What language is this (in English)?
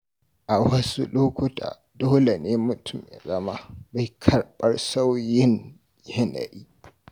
Hausa